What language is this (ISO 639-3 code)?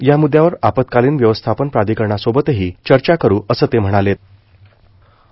mar